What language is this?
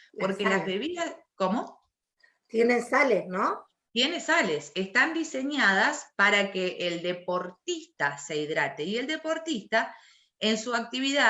Spanish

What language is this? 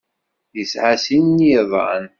Kabyle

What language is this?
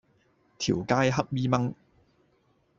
Cantonese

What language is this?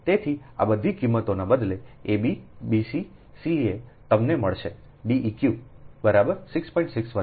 Gujarati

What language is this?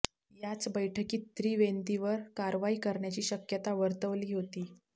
Marathi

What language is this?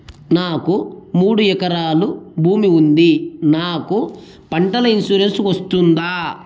Telugu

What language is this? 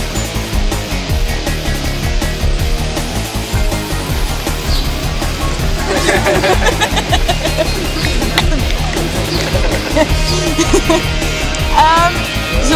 Dutch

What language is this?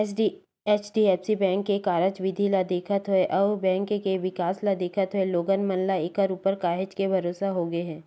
Chhattisgarhi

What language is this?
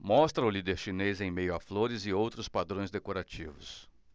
Portuguese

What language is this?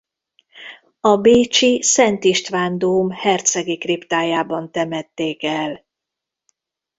Hungarian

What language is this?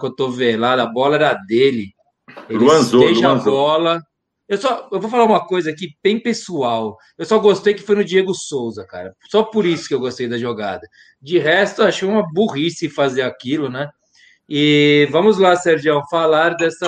Portuguese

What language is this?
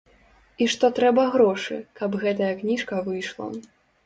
Belarusian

